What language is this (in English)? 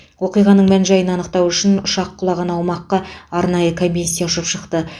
Kazakh